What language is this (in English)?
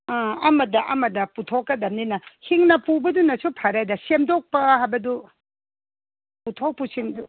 Manipuri